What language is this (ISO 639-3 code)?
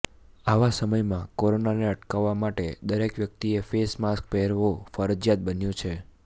guj